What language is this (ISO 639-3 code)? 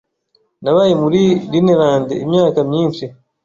kin